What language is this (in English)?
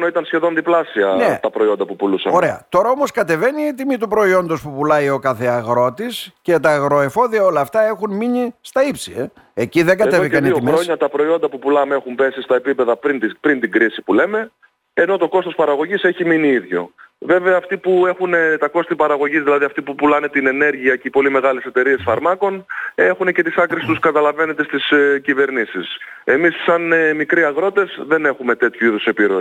Greek